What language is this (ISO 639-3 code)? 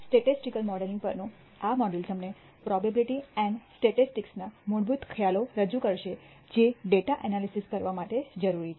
guj